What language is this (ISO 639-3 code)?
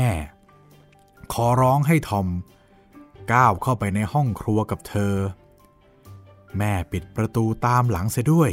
tha